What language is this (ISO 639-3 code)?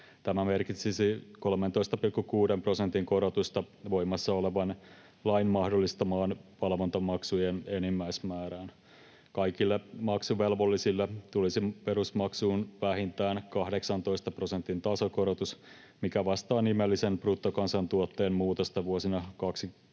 fin